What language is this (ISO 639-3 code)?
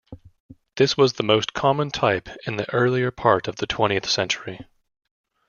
eng